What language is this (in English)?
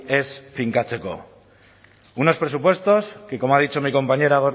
Spanish